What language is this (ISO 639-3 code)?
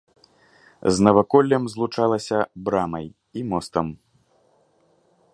bel